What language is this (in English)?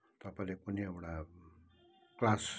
Nepali